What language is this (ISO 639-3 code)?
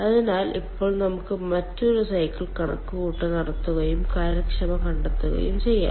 mal